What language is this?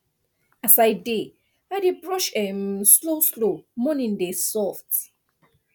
Nigerian Pidgin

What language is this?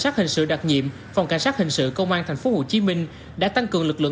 Vietnamese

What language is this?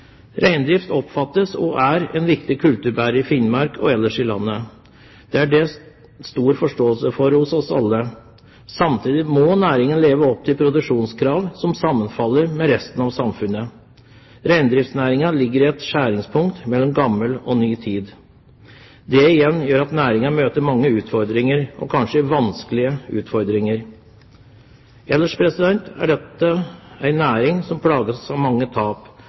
Norwegian Bokmål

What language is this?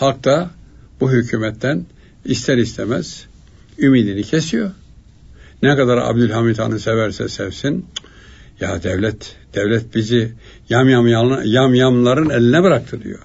Turkish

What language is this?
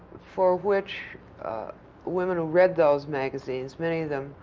English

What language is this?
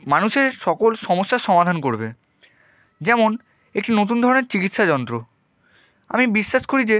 Bangla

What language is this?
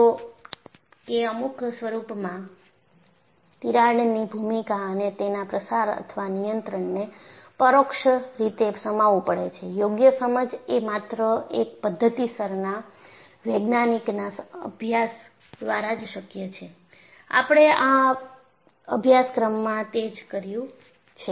Gujarati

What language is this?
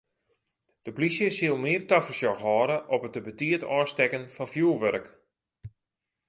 Western Frisian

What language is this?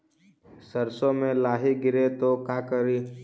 Magahi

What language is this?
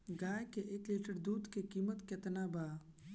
Bhojpuri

